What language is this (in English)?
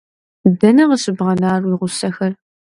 Kabardian